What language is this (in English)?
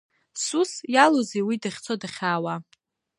Abkhazian